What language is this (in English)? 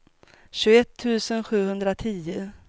Swedish